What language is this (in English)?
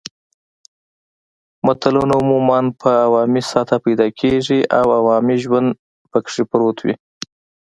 Pashto